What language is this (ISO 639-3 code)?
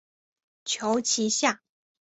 zho